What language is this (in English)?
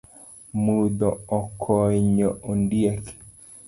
Luo (Kenya and Tanzania)